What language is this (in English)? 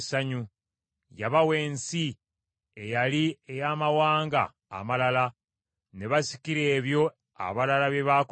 Ganda